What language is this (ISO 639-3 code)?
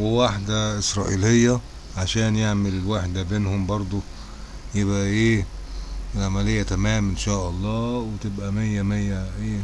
ara